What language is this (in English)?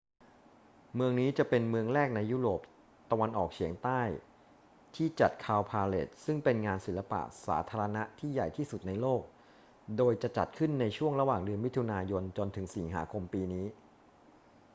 Thai